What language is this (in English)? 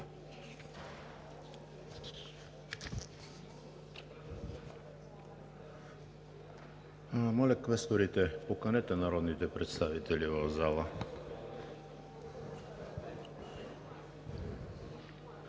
Bulgarian